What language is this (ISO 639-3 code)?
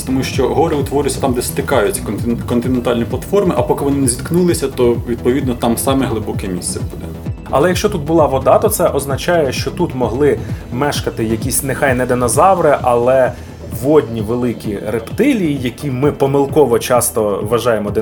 ukr